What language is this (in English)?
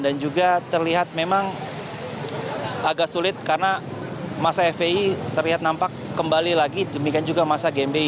Indonesian